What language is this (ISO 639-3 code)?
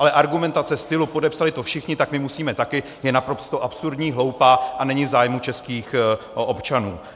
ces